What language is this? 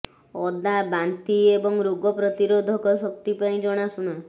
Odia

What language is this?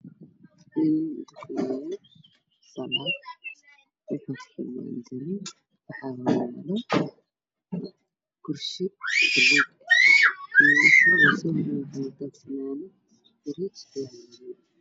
Somali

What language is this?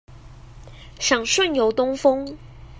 Chinese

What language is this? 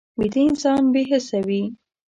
Pashto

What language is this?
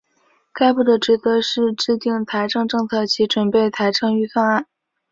Chinese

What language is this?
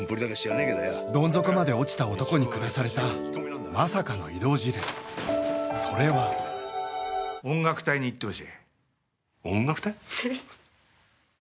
Japanese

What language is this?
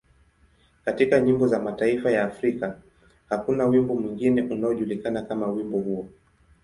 Swahili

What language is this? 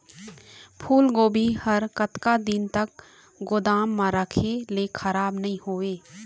Chhattisgarhi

